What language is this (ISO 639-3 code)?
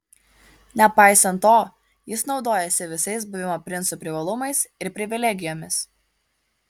lit